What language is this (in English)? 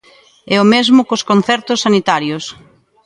Galician